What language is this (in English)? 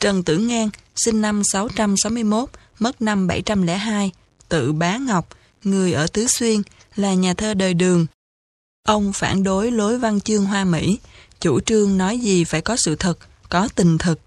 Vietnamese